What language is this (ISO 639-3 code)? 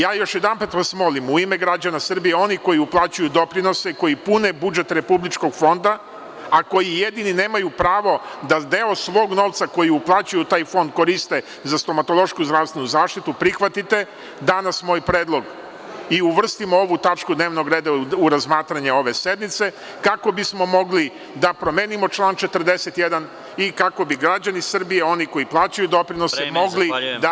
srp